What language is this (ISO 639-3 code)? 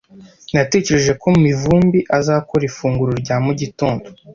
kin